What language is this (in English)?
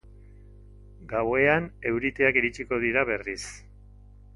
Basque